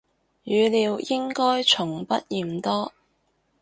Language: Cantonese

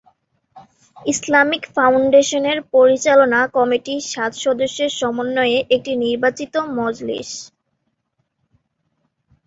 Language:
Bangla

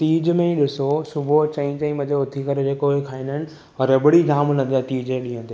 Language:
Sindhi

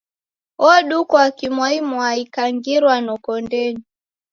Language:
Taita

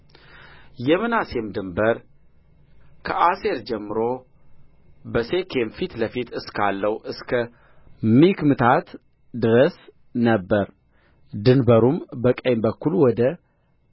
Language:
Amharic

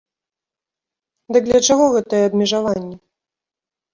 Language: Belarusian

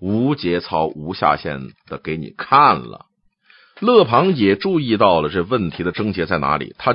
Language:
Chinese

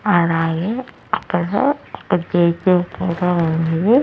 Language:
Telugu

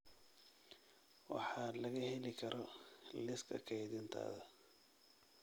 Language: Somali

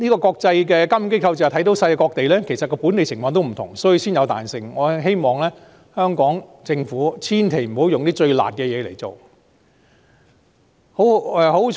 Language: Cantonese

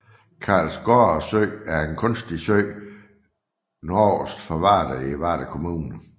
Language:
Danish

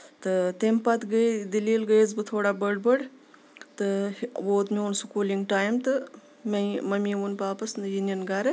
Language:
Kashmiri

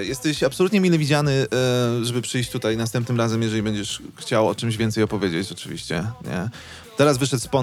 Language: Polish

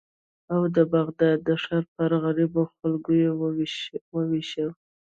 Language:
Pashto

